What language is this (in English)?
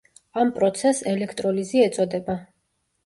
Georgian